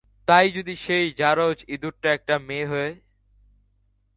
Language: Bangla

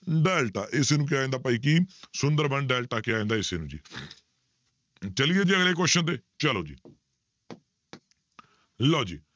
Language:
Punjabi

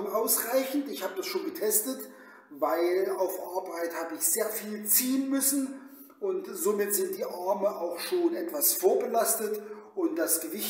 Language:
German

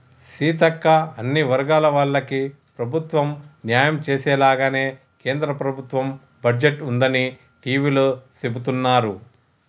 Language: Telugu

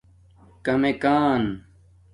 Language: Domaaki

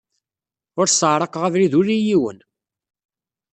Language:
Kabyle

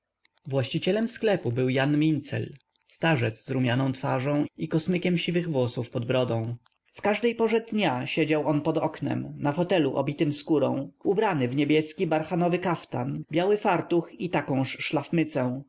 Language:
Polish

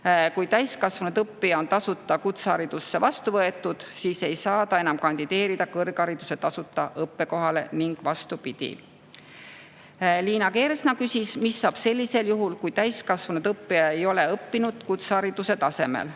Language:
Estonian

